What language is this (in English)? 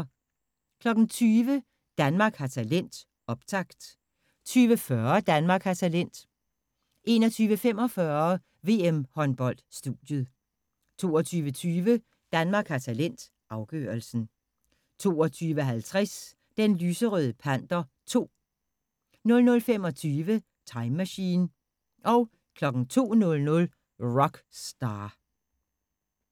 Danish